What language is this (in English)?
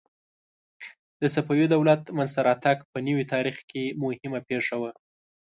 Pashto